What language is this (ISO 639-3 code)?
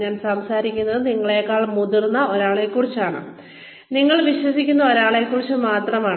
mal